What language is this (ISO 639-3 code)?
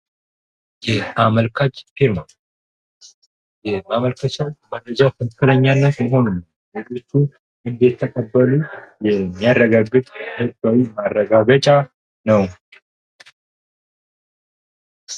amh